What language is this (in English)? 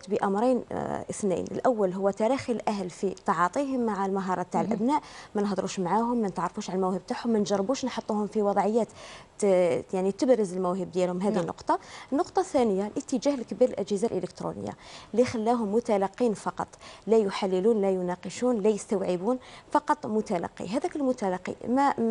Arabic